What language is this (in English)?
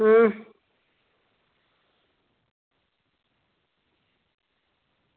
Dogri